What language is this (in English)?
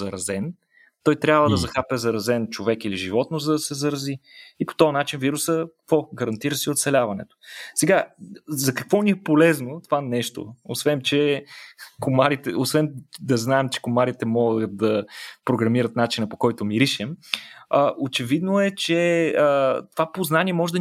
Bulgarian